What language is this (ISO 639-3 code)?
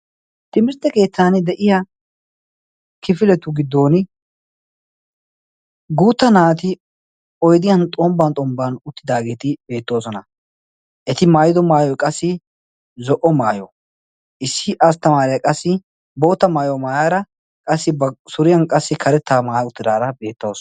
wal